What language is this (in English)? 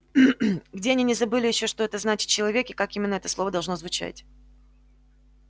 Russian